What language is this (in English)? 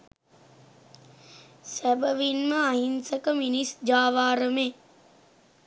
Sinhala